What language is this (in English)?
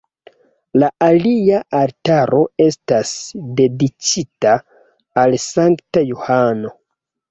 Esperanto